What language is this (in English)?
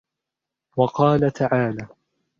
Arabic